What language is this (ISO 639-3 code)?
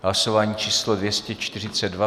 ces